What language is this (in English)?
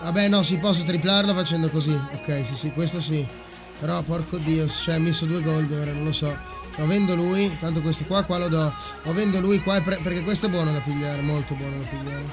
Italian